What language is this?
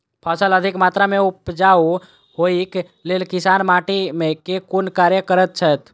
Maithili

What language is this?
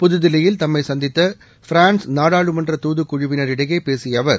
Tamil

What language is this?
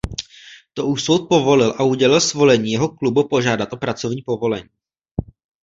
Czech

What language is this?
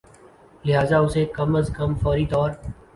Urdu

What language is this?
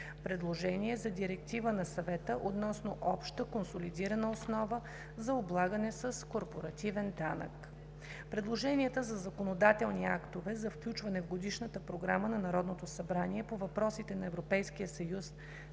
Bulgarian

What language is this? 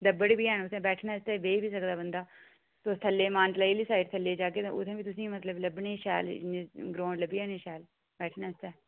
Dogri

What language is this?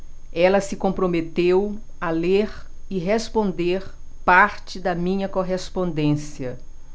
Portuguese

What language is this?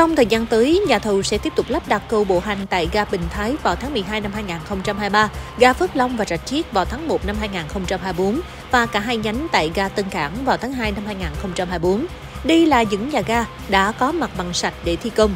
Vietnamese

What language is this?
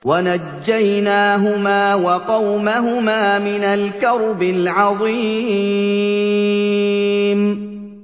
Arabic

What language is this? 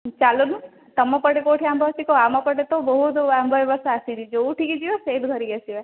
Odia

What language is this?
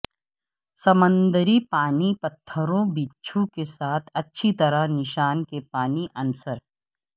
Urdu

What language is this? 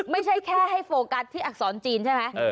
Thai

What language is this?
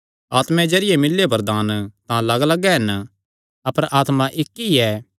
Kangri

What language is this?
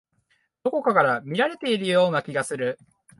Japanese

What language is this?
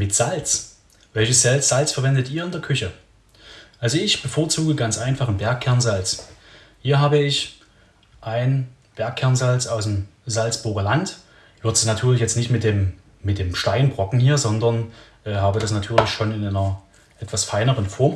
German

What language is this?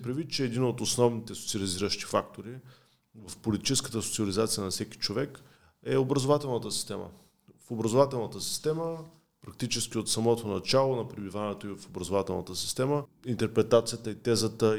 Bulgarian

